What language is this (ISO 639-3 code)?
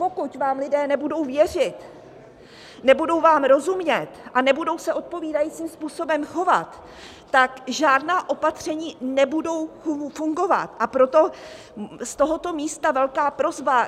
ces